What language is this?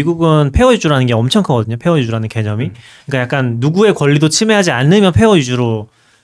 Korean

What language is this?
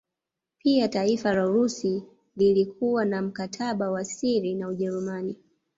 Swahili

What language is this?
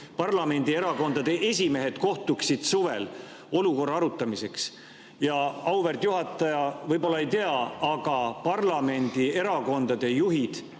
Estonian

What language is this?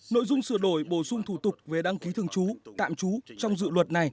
Vietnamese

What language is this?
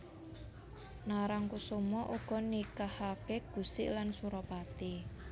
Javanese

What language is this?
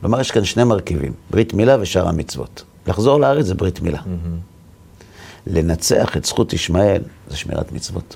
Hebrew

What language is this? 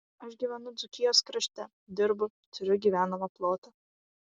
Lithuanian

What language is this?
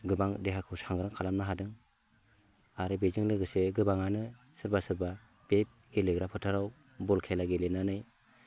Bodo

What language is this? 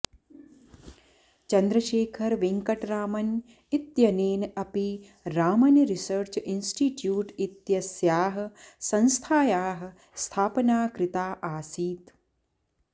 Sanskrit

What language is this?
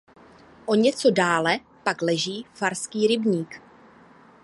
Czech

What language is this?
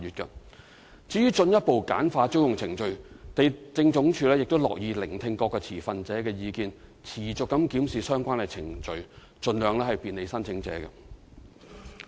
Cantonese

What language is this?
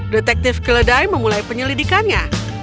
Indonesian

